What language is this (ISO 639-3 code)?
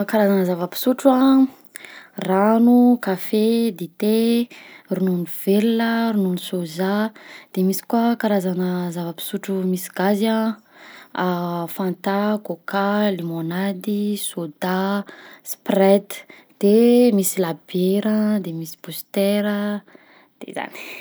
bzc